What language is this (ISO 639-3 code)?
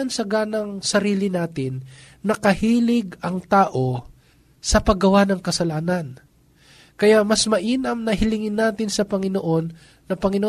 fil